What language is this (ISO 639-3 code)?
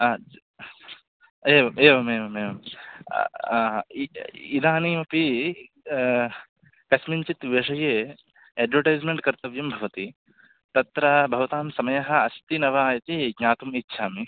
san